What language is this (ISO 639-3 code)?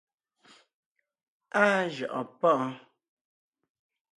nnh